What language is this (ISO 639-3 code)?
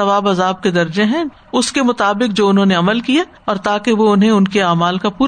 urd